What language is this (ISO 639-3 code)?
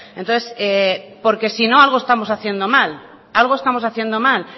spa